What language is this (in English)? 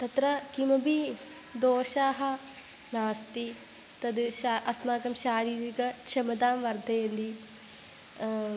Sanskrit